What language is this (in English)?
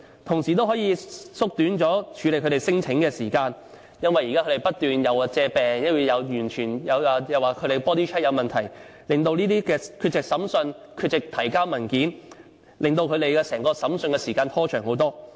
Cantonese